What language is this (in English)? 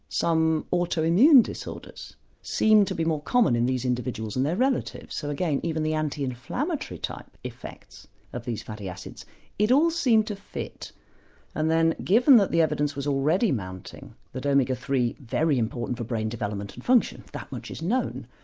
English